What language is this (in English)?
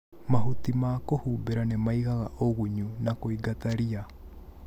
Kikuyu